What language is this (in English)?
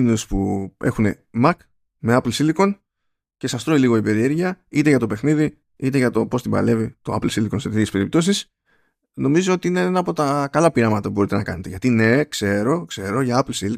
Greek